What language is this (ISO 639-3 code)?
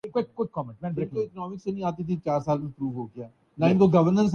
urd